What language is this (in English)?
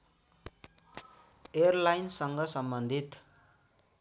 Nepali